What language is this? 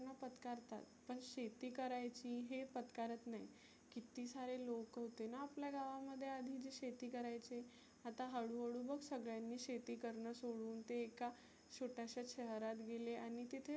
Marathi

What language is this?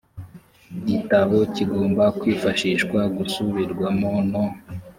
Kinyarwanda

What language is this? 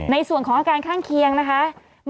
Thai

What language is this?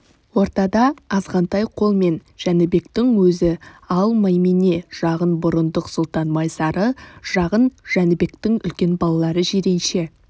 Kazakh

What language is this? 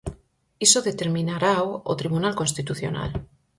Galician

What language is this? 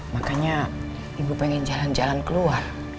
Indonesian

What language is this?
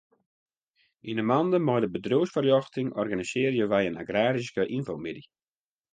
Western Frisian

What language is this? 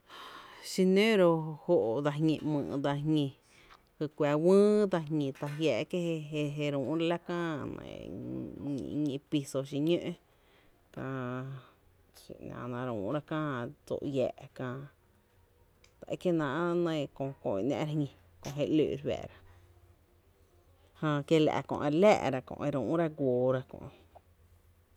Tepinapa Chinantec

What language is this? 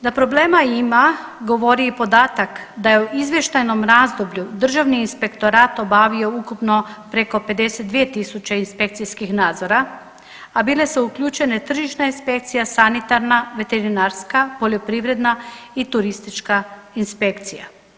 Croatian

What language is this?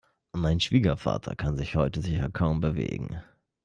German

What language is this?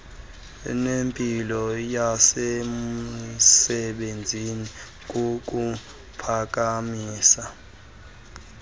Xhosa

